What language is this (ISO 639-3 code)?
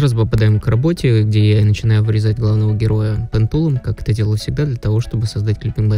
rus